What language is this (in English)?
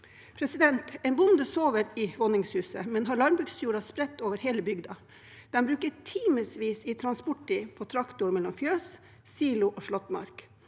Norwegian